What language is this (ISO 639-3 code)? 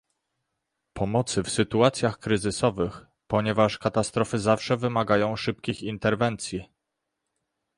pol